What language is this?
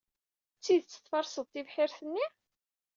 Kabyle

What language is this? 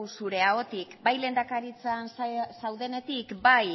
Basque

